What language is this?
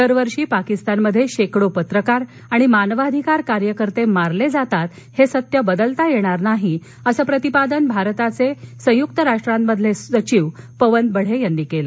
Marathi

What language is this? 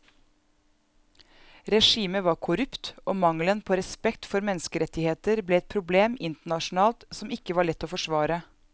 Norwegian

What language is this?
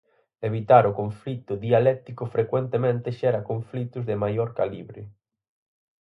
Galician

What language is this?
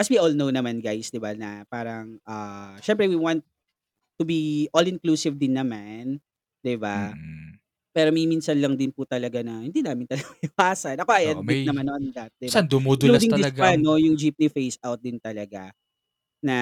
Filipino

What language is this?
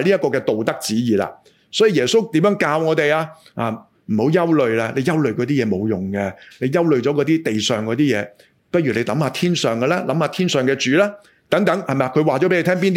Chinese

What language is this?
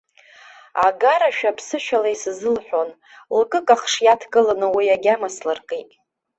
Abkhazian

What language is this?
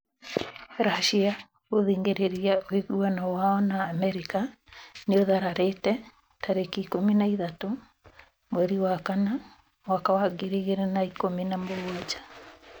Kikuyu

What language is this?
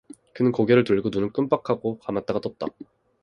Korean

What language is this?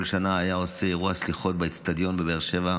Hebrew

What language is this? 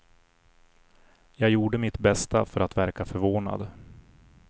Swedish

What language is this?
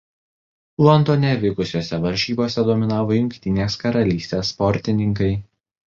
Lithuanian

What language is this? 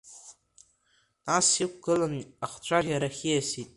Abkhazian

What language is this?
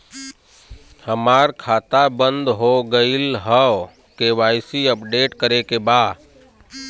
Bhojpuri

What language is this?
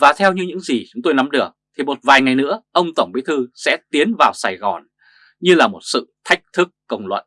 Vietnamese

